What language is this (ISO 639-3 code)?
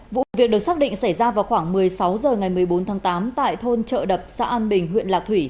vie